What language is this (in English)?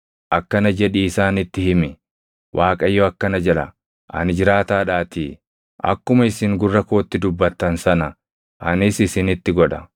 Oromo